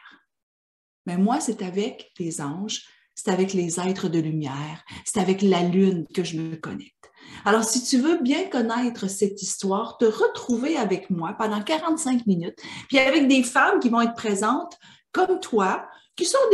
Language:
French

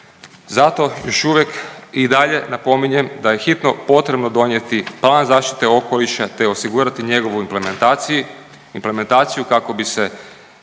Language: Croatian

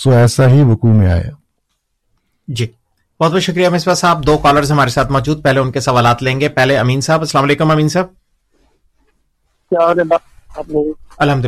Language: Urdu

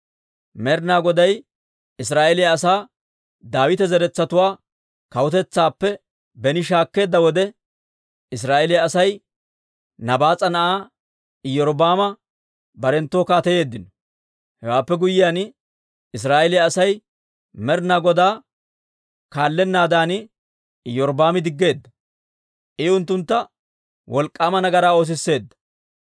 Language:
Dawro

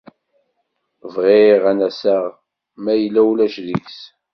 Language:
Kabyle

